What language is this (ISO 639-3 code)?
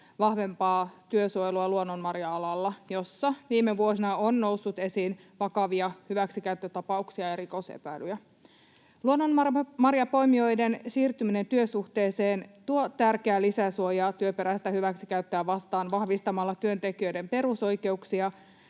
fin